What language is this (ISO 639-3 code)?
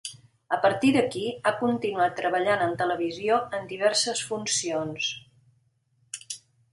cat